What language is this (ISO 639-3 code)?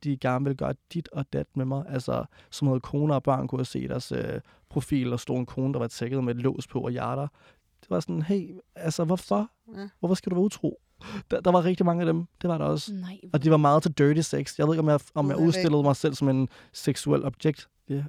dan